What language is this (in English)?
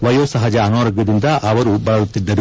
Kannada